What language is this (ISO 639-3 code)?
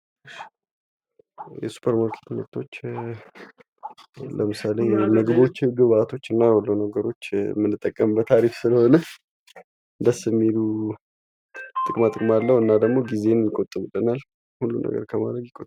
amh